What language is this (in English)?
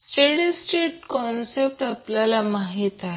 Marathi